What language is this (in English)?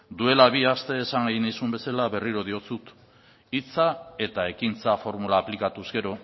Basque